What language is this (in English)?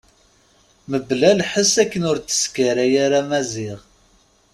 Kabyle